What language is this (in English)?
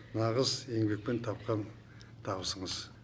Kazakh